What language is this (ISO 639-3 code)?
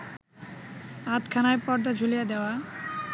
ben